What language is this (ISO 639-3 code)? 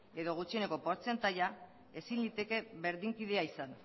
eus